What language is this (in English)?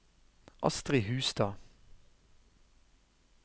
Norwegian